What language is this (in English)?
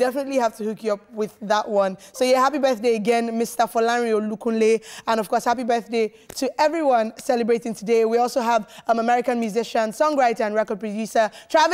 English